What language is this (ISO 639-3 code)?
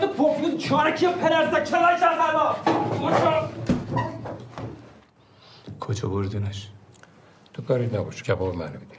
fas